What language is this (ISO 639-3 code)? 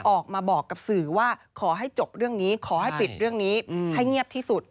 tha